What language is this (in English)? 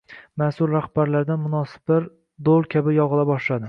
Uzbek